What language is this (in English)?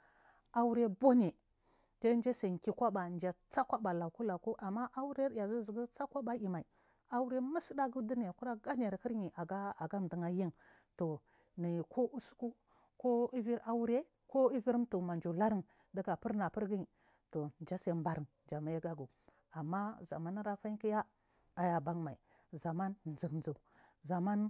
Marghi South